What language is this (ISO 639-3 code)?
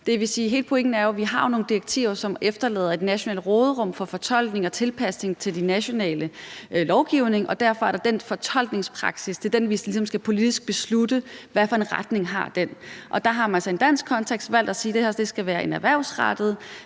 dan